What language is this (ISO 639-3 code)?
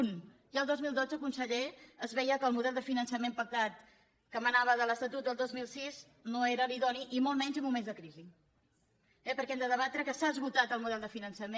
cat